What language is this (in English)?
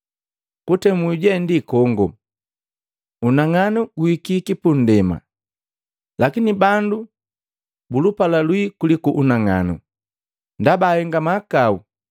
Matengo